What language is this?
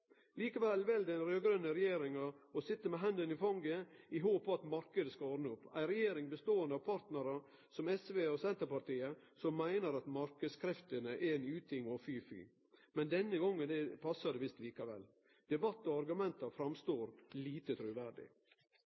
Norwegian Nynorsk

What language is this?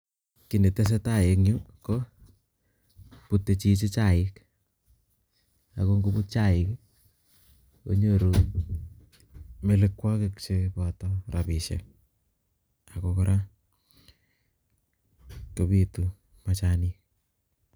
Kalenjin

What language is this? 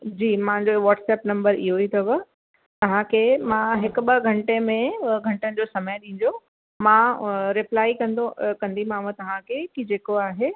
Sindhi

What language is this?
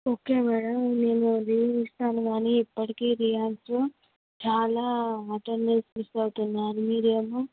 Telugu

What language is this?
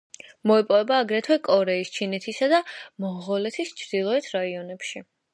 Georgian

